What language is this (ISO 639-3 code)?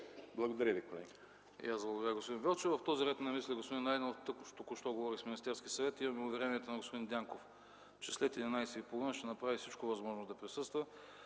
bul